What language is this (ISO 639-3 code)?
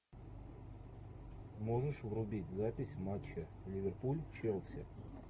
rus